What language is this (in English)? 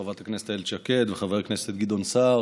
Hebrew